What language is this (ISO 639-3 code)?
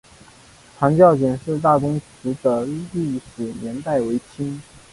zho